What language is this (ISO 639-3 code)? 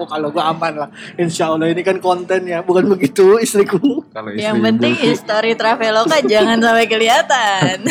ind